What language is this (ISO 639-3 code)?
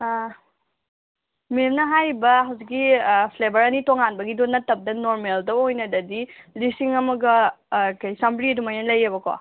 mni